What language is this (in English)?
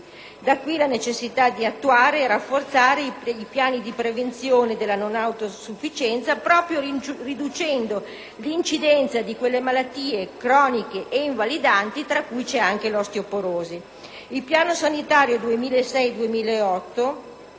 Italian